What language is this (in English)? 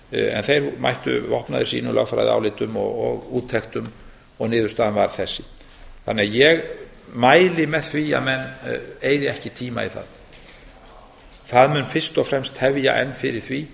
Icelandic